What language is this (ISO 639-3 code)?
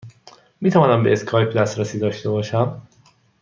fas